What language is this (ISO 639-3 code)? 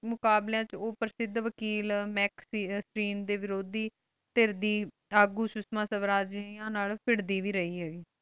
pan